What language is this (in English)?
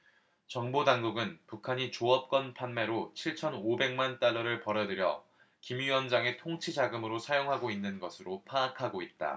Korean